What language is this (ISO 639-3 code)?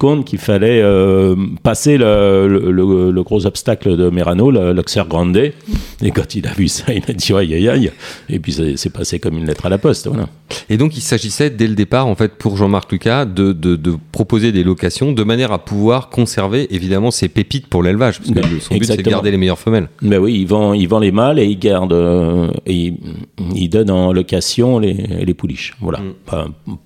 fra